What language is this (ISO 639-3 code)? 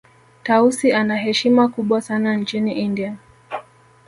swa